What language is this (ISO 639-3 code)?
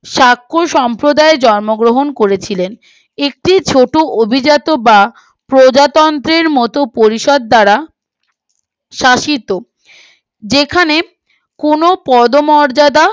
ben